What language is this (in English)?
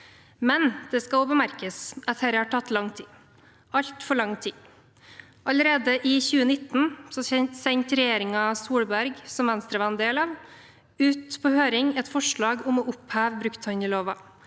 Norwegian